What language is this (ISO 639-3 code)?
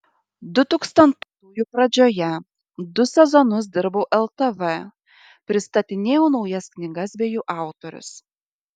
lit